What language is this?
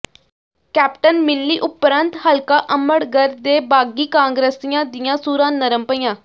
Punjabi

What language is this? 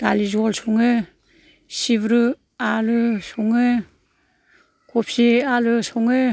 Bodo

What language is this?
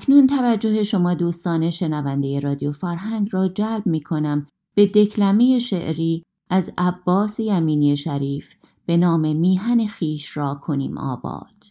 Persian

